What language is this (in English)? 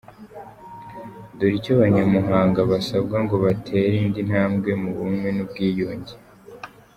Kinyarwanda